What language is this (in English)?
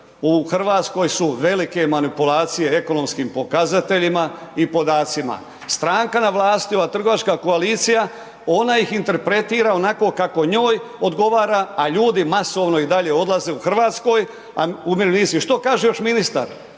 Croatian